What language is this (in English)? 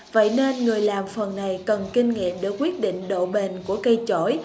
Vietnamese